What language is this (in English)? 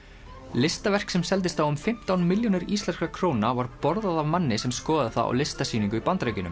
Icelandic